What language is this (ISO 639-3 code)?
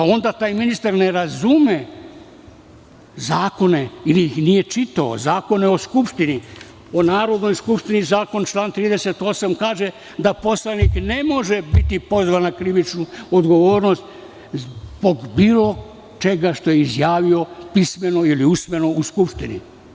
srp